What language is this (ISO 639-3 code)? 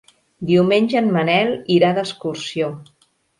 cat